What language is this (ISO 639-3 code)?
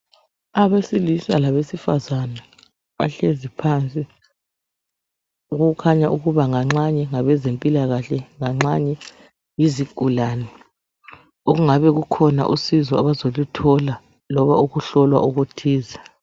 nde